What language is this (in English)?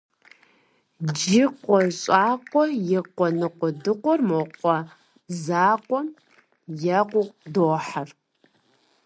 Kabardian